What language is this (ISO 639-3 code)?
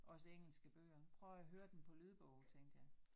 dan